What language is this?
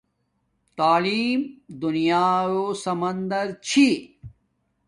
Domaaki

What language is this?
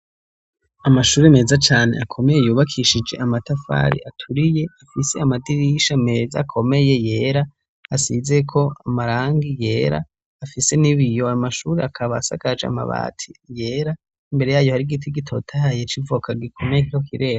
Rundi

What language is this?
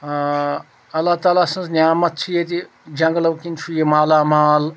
Kashmiri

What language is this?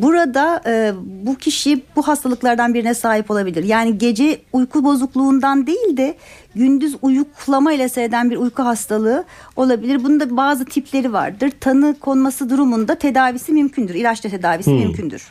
Turkish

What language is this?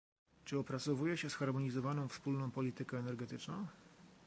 Polish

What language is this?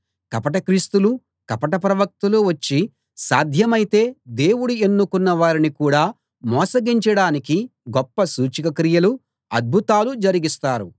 Telugu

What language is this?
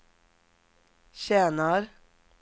Swedish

